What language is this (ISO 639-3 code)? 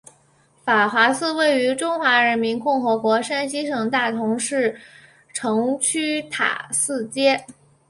zho